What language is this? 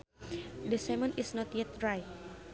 Sundanese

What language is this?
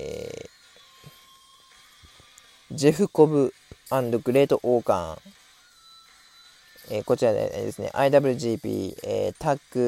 Japanese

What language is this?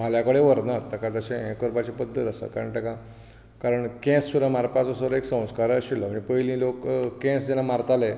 Konkani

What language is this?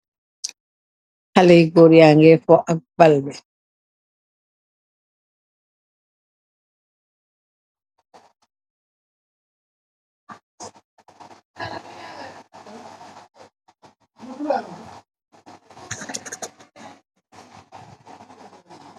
Wolof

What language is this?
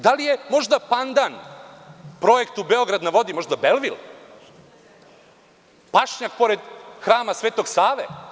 Serbian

